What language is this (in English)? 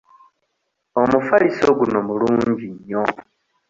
Ganda